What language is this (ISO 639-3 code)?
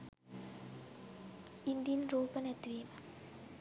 sin